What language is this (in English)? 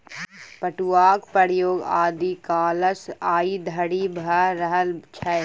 Maithili